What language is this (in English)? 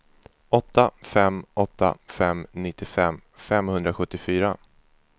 Swedish